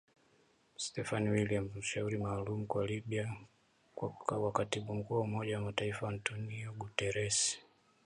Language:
Swahili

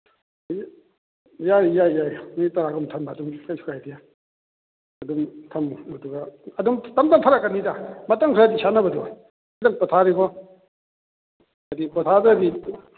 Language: Manipuri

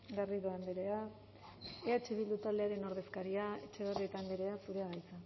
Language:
Basque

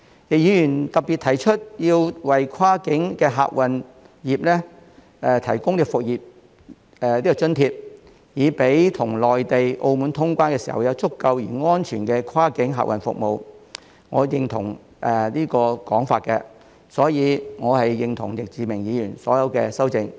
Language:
Cantonese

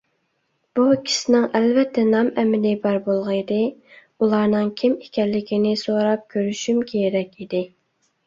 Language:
Uyghur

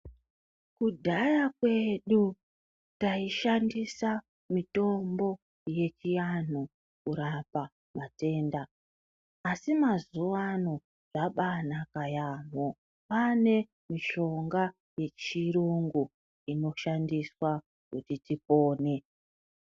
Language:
Ndau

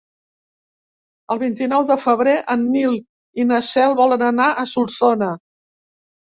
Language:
Catalan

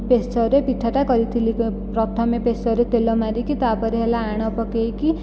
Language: Odia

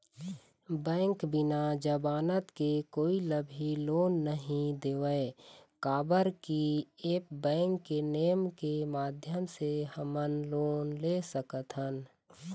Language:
Chhattisgarhi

